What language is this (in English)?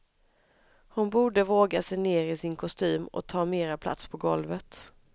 Swedish